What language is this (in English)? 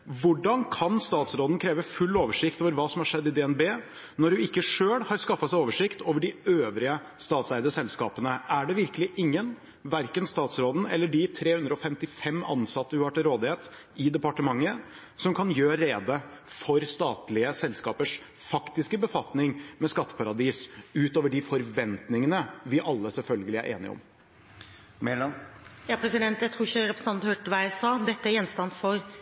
Norwegian Bokmål